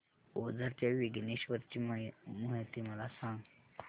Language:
Marathi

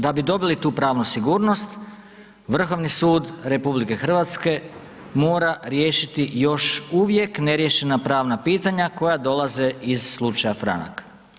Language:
Croatian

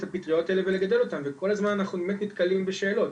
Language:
Hebrew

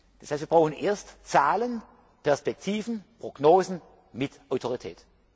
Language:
German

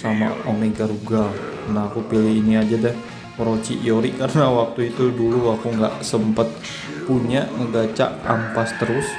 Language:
Indonesian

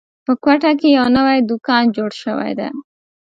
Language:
Pashto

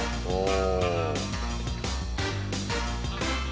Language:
Japanese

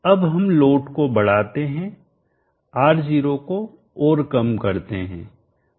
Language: Hindi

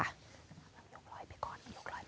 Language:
Thai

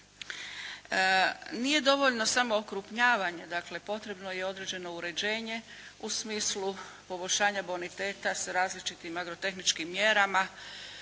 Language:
Croatian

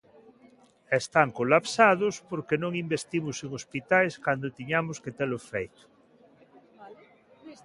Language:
Galician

